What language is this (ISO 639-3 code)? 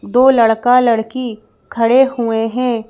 hin